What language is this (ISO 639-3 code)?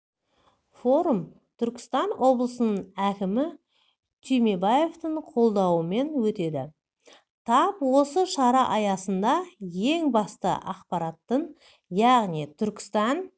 kaz